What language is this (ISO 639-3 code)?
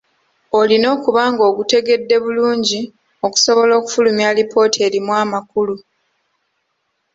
lug